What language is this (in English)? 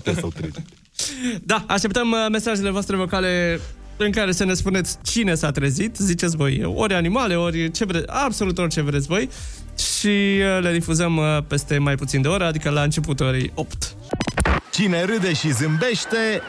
Romanian